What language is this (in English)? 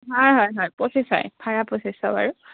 Assamese